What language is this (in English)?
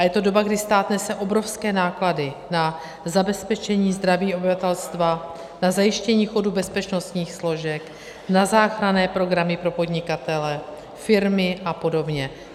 Czech